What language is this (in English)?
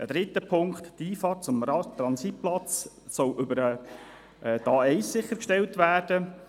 Swiss German